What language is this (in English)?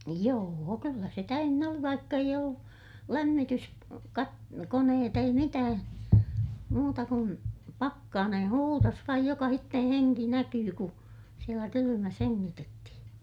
Finnish